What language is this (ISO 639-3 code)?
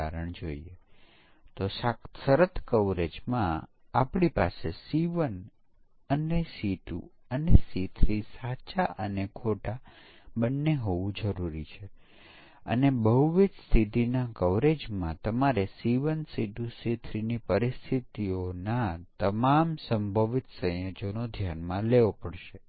guj